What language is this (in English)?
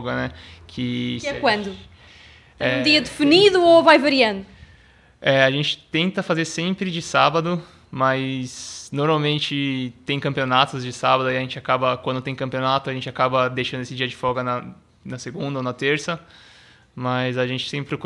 Portuguese